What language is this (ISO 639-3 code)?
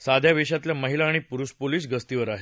mar